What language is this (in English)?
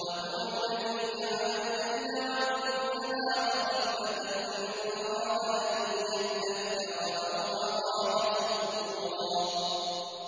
Arabic